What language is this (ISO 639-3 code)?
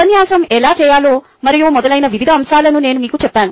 tel